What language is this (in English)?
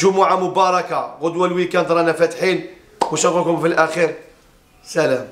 Arabic